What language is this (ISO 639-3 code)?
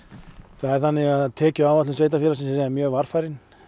isl